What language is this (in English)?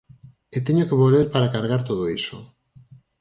Galician